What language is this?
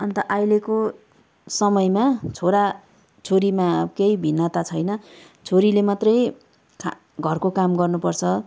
Nepali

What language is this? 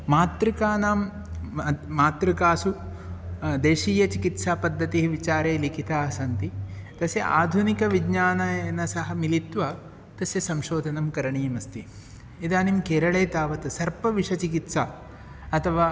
Sanskrit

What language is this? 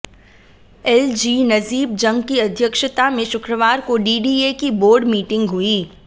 Hindi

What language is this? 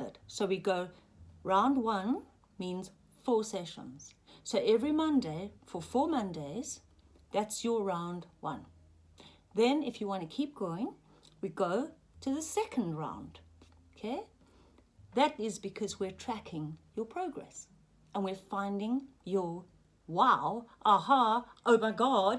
English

